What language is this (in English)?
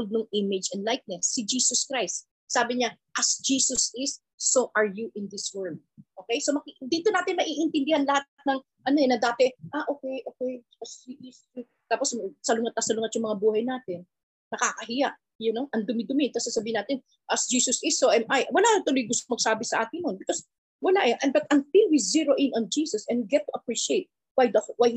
Filipino